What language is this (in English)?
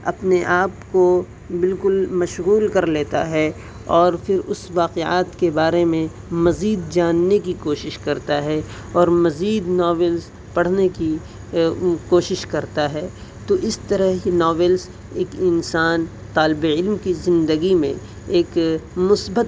Urdu